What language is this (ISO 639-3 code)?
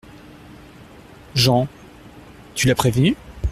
fra